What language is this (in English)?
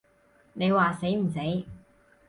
Cantonese